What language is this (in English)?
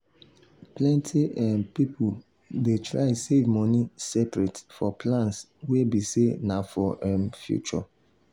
Nigerian Pidgin